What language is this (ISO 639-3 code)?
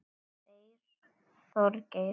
isl